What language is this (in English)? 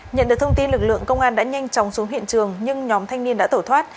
Vietnamese